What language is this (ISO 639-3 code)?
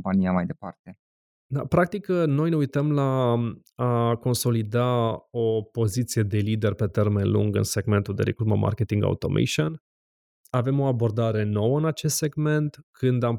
ron